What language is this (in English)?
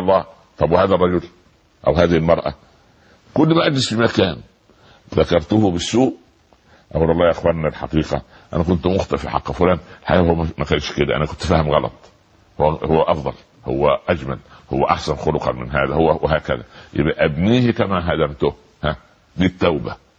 Arabic